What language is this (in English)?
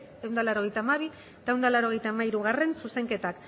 Basque